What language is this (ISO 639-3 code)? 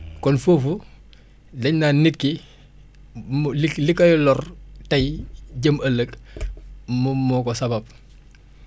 wol